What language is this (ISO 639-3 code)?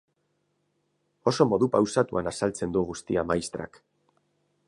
eus